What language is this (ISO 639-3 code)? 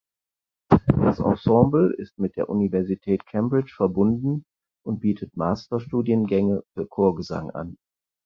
deu